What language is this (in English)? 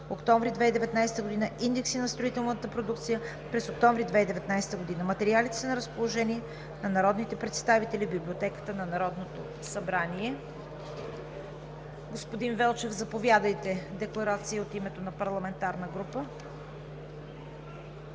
Bulgarian